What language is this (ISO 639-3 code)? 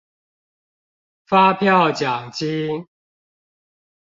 zho